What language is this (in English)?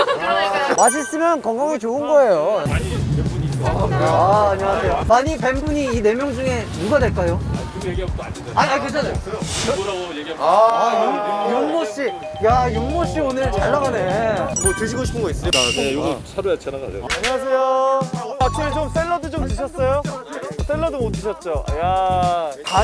Korean